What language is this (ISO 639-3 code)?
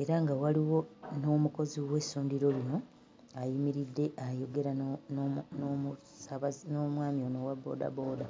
lug